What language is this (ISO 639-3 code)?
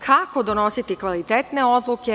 srp